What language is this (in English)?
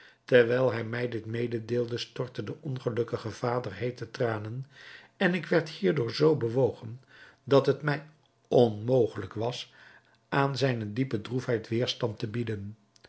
Dutch